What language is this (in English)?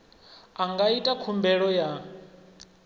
Venda